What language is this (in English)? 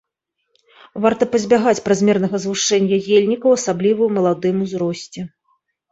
Belarusian